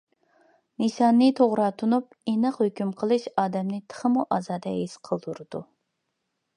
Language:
Uyghur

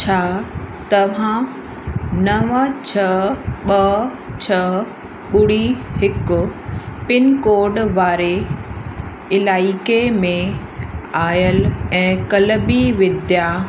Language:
Sindhi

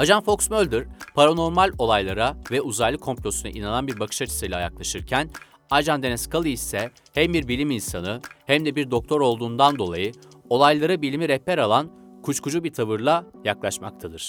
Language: Turkish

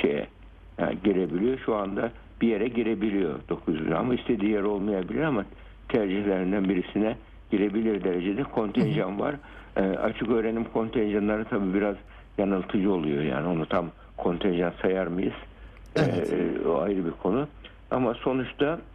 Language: Turkish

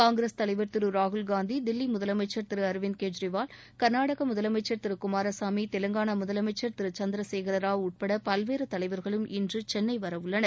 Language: Tamil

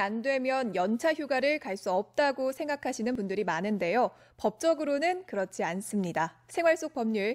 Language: Korean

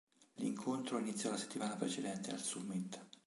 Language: Italian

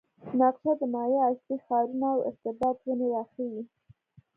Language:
Pashto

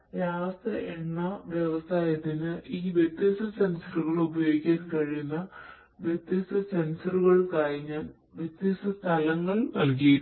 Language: Malayalam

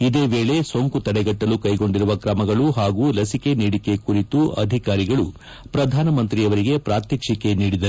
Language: Kannada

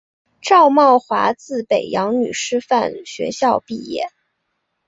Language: Chinese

